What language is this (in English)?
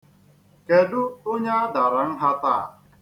Igbo